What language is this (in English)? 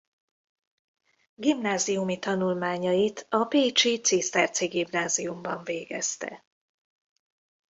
Hungarian